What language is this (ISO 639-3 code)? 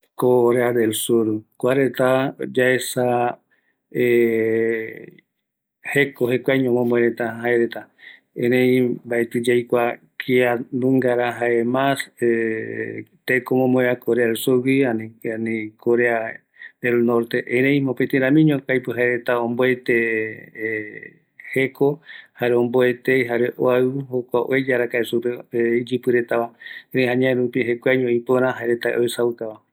gui